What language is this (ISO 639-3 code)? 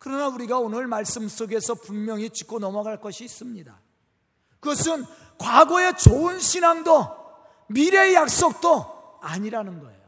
kor